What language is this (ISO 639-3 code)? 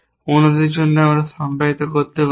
ben